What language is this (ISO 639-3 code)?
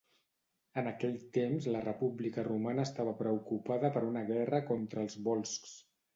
cat